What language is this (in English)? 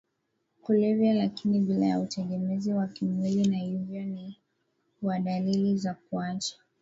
Swahili